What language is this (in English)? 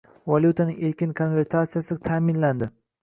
Uzbek